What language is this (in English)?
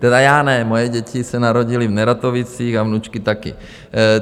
Czech